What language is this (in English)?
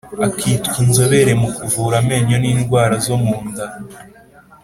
Kinyarwanda